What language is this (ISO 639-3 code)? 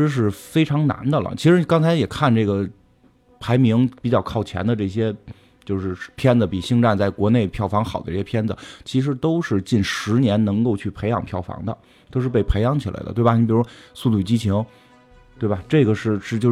zho